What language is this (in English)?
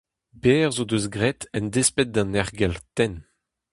Breton